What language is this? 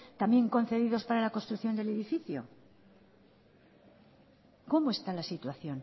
Spanish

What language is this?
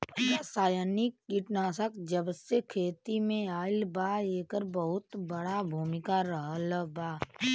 Bhojpuri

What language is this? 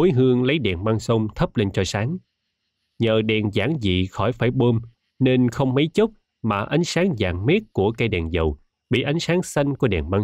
Vietnamese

